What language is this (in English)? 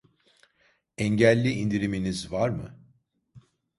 Turkish